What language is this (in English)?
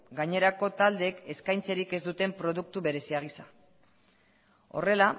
Basque